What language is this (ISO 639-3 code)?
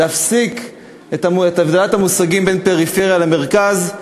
heb